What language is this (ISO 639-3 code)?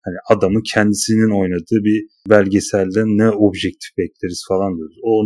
tur